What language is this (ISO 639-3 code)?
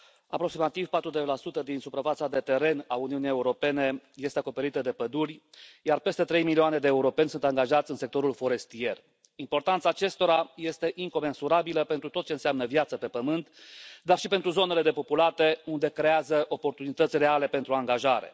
ron